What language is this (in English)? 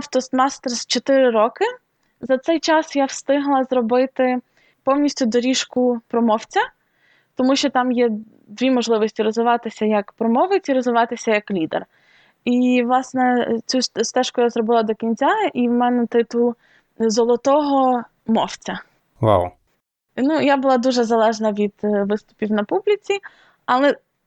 Ukrainian